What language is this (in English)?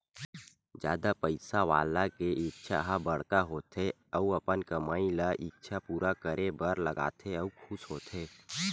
Chhattisgarhi